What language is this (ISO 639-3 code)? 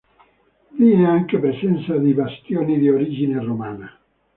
ita